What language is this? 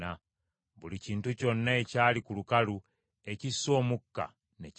Ganda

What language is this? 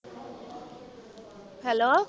Punjabi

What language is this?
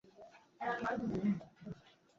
Bangla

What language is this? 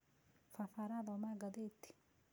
Kikuyu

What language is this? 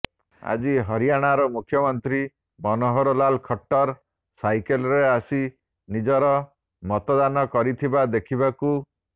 Odia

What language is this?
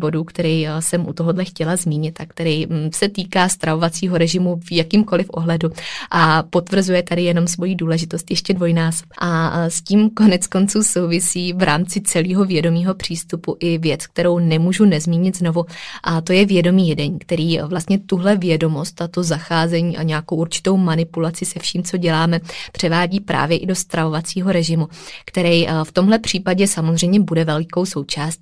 Czech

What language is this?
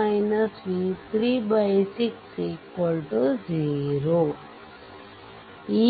Kannada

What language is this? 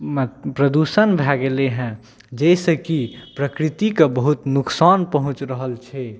Maithili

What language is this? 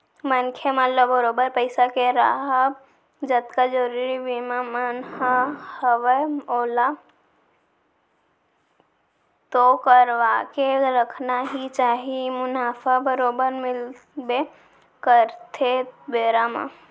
Chhattisgarhi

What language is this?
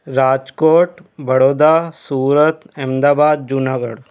Sindhi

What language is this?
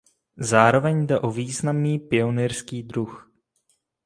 Czech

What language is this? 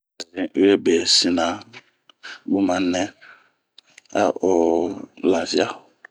Bomu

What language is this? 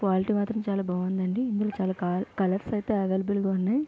Telugu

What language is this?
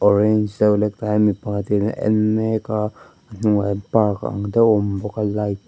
Mizo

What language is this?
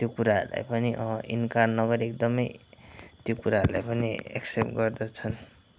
Nepali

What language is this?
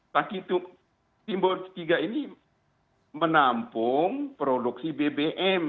Indonesian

